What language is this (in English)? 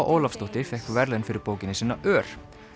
Icelandic